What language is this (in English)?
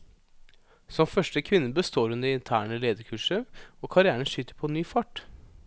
Norwegian